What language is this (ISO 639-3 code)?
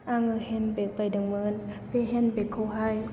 brx